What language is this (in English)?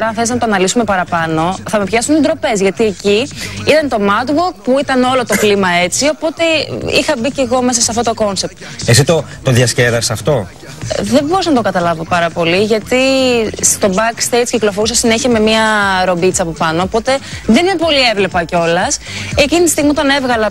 Greek